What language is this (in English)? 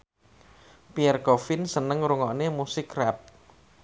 Javanese